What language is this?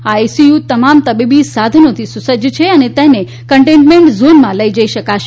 Gujarati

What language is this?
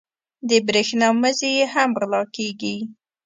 Pashto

